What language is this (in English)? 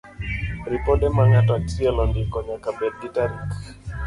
Luo (Kenya and Tanzania)